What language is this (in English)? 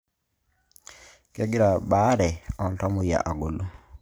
Masai